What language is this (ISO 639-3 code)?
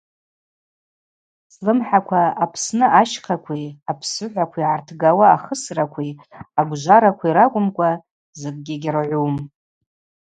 abq